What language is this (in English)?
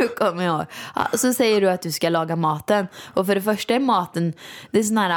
Swedish